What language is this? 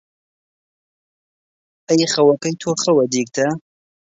Central Kurdish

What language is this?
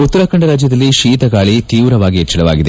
Kannada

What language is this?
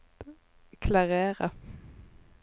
Norwegian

